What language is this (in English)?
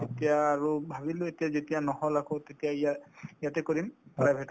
Assamese